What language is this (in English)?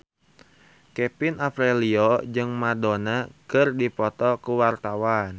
Sundanese